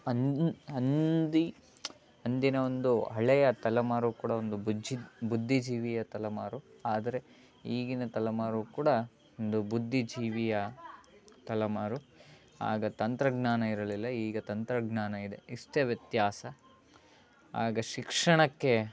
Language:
Kannada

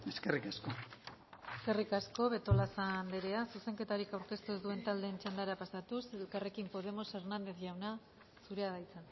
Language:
Basque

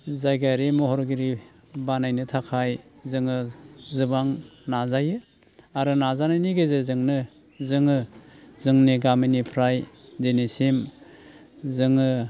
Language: Bodo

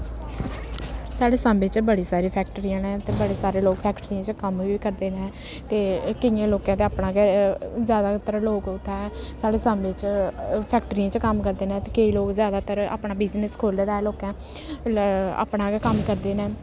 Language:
Dogri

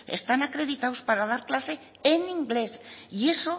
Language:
Spanish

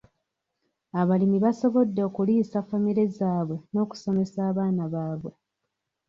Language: Ganda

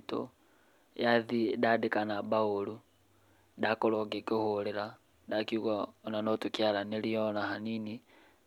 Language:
Kikuyu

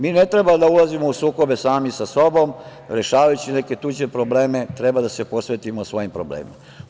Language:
Serbian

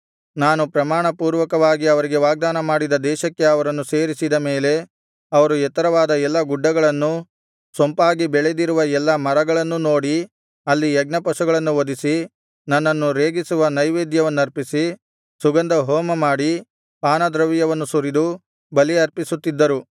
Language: Kannada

